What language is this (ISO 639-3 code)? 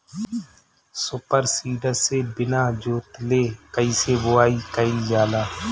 bho